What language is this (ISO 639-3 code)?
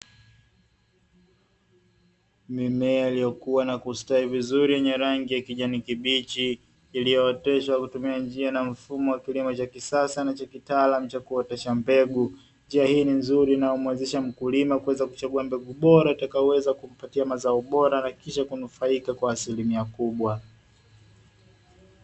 swa